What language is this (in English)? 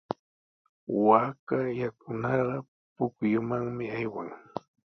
Sihuas Ancash Quechua